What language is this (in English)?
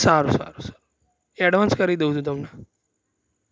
Gujarati